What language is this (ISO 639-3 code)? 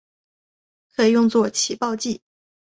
zho